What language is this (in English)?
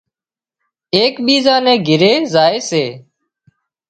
Wadiyara Koli